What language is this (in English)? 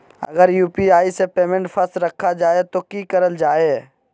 Magahi